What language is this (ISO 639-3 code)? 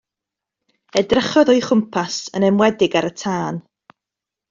cym